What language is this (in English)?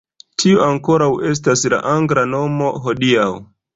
Esperanto